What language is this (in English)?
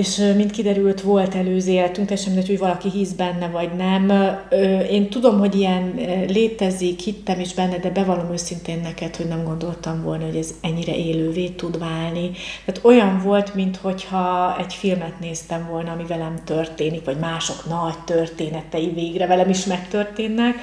Hungarian